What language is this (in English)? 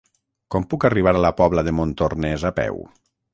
Catalan